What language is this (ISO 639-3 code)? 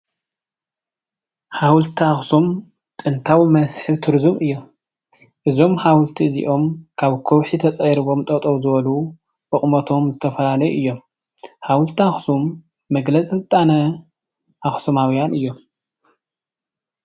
tir